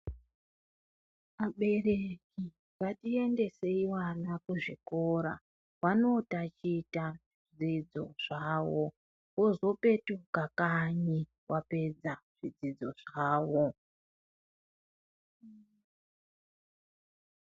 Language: Ndau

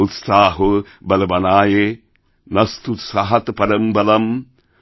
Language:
Bangla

